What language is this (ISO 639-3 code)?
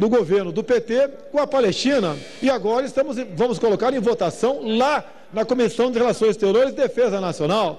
por